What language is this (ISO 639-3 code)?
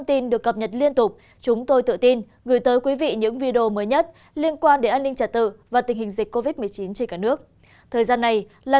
vie